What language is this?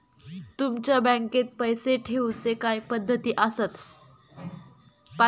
Marathi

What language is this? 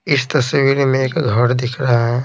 Hindi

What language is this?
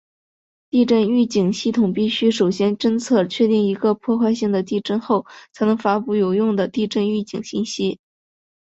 Chinese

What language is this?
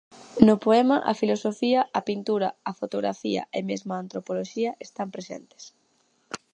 Galician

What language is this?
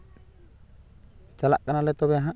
Santali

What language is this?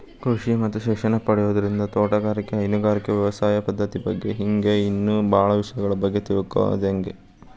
Kannada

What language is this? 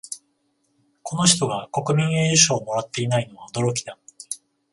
Japanese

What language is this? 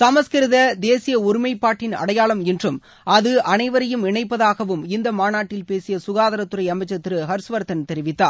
Tamil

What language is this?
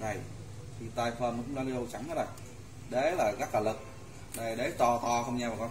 Vietnamese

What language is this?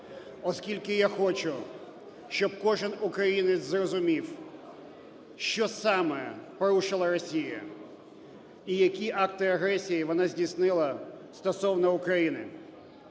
Ukrainian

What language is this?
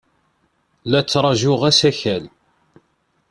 Kabyle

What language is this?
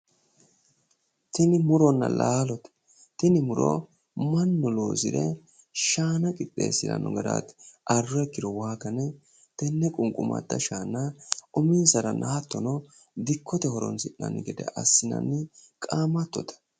Sidamo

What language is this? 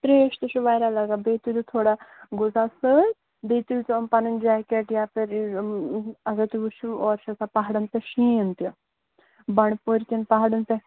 Kashmiri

